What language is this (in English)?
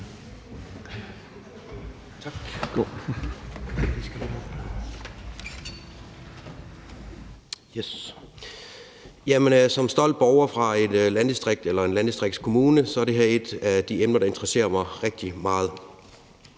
Danish